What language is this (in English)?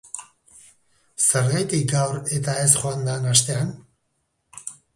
Basque